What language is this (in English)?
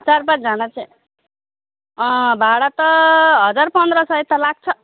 Nepali